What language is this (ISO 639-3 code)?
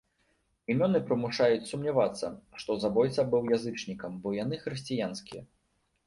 bel